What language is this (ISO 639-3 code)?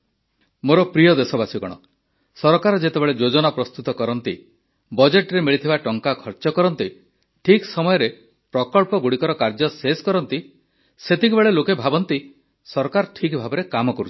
ori